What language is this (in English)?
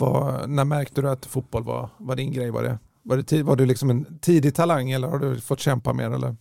Swedish